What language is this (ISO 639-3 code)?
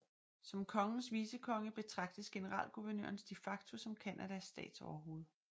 dan